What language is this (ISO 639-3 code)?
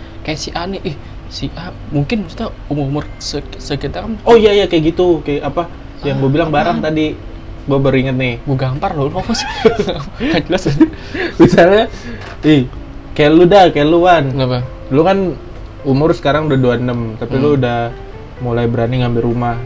ind